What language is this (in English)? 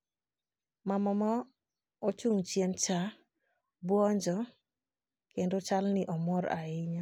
Luo (Kenya and Tanzania)